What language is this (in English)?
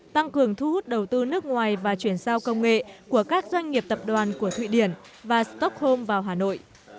Vietnamese